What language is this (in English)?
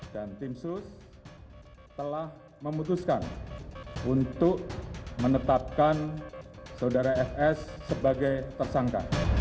Indonesian